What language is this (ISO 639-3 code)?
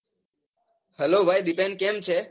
guj